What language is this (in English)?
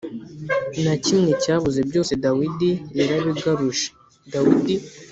Kinyarwanda